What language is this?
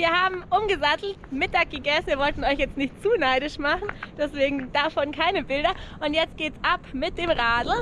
German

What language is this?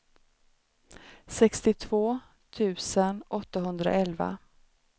Swedish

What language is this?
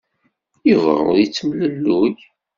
Kabyle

